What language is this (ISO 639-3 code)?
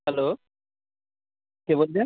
ben